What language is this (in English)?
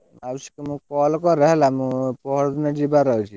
Odia